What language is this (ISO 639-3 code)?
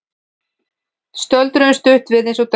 isl